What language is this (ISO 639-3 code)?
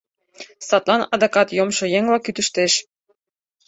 chm